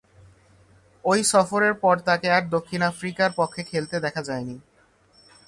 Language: Bangla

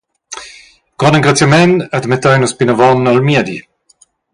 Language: Romansh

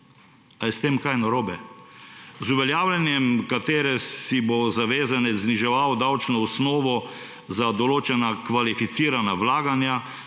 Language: Slovenian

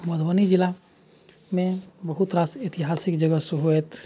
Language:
Maithili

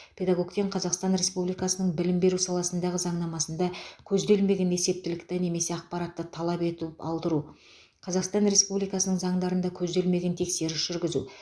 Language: Kazakh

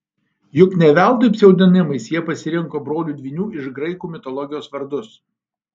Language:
Lithuanian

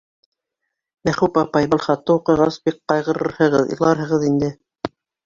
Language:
Bashkir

